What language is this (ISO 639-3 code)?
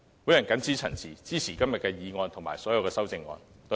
yue